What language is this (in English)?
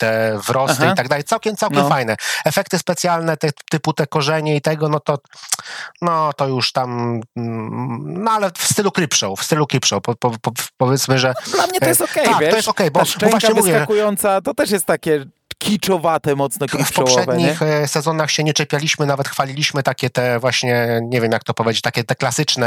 Polish